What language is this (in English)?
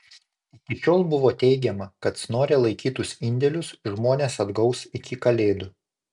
Lithuanian